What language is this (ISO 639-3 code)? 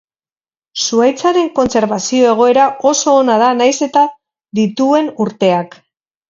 eus